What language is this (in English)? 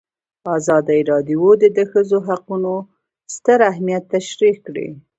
Pashto